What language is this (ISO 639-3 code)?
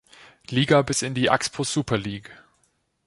deu